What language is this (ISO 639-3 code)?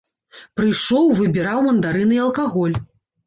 bel